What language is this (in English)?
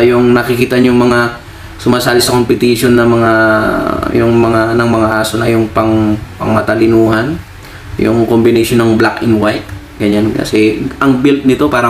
Filipino